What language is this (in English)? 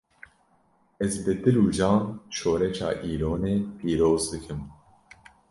Kurdish